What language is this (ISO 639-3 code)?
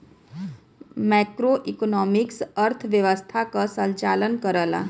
bho